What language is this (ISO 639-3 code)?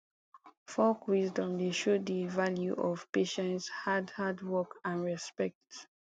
pcm